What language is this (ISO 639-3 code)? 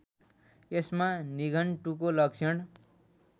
nep